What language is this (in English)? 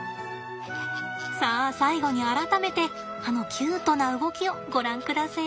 Japanese